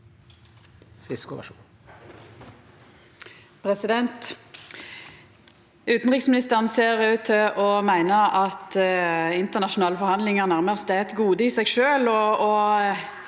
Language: Norwegian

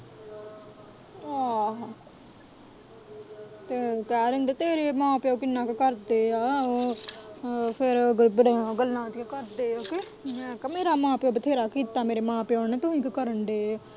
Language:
Punjabi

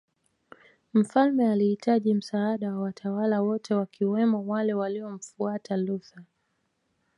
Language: Swahili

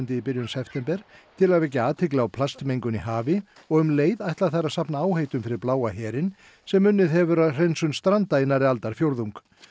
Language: Icelandic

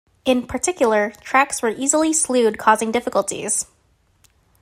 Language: English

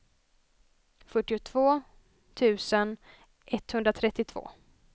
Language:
Swedish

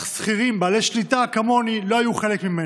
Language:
Hebrew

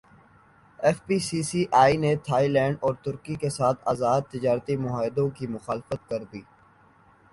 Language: Urdu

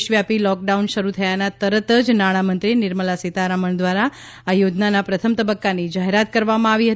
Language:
Gujarati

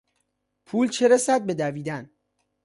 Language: Persian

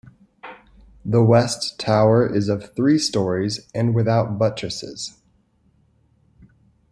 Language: English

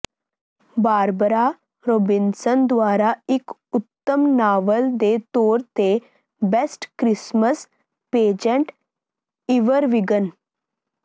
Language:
Punjabi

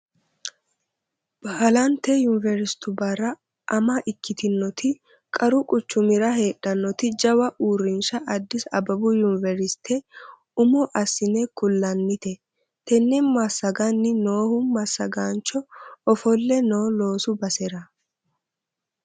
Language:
Sidamo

